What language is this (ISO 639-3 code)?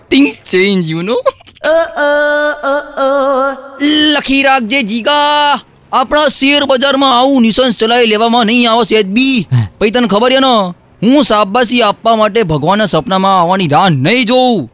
guj